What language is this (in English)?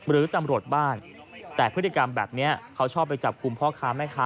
Thai